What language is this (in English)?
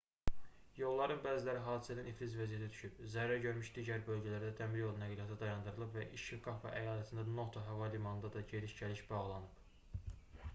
Azerbaijani